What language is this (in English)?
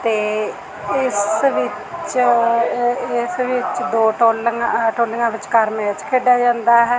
Punjabi